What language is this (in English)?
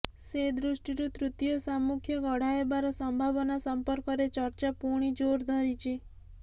Odia